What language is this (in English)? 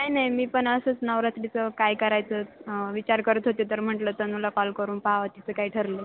Marathi